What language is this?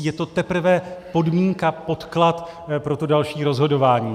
Czech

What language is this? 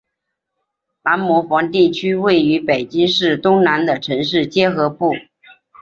Chinese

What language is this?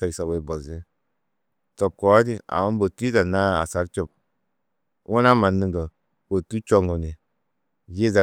Tedaga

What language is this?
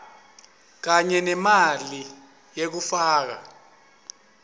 Swati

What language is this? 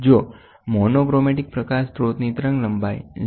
Gujarati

